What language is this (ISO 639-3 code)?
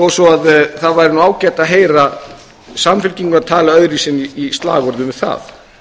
isl